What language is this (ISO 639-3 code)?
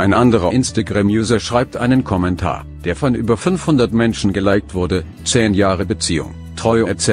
deu